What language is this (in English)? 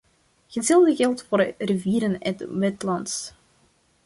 Dutch